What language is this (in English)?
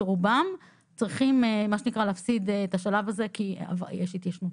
Hebrew